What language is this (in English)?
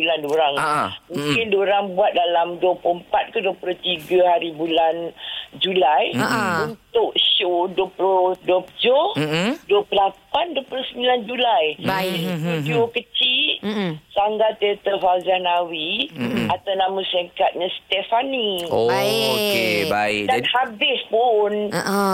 Malay